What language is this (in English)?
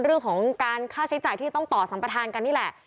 Thai